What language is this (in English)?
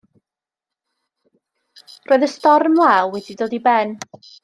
Welsh